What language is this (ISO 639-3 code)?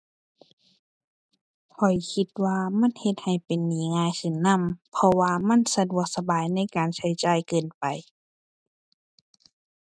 tha